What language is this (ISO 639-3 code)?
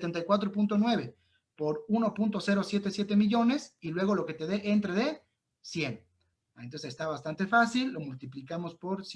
spa